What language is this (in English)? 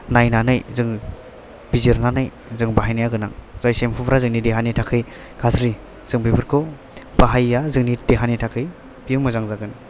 Bodo